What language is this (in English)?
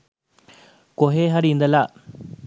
Sinhala